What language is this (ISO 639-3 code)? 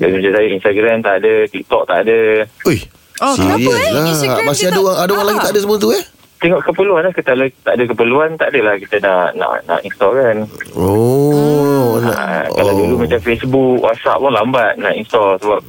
msa